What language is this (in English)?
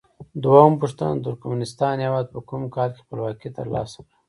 Pashto